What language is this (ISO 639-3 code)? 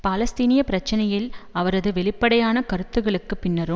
tam